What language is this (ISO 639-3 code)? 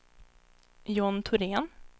swe